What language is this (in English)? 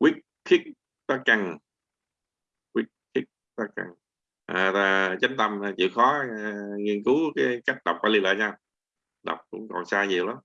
Vietnamese